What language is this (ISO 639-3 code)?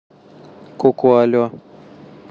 rus